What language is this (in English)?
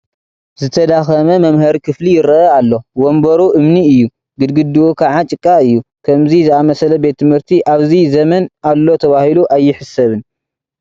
Tigrinya